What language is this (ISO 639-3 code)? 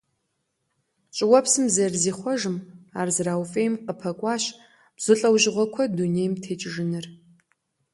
kbd